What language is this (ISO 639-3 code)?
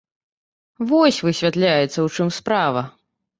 bel